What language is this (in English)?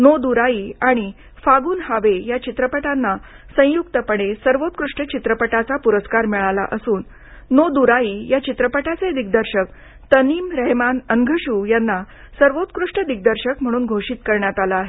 Marathi